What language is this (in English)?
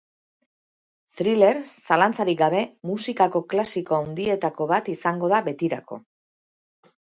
Basque